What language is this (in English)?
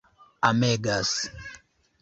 Esperanto